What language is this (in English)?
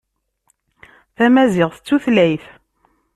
Kabyle